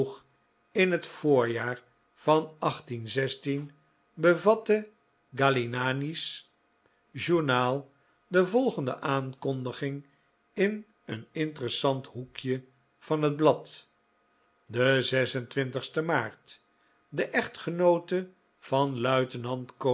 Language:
Dutch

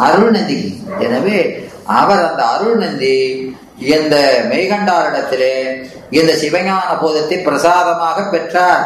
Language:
Tamil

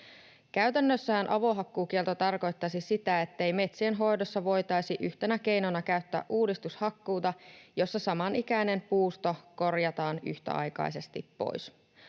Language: Finnish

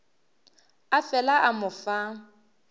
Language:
Northern Sotho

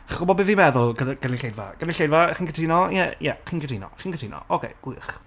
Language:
Welsh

